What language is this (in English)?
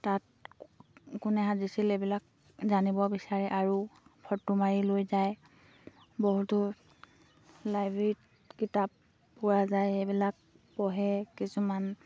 Assamese